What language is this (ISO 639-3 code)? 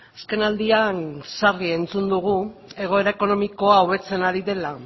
eus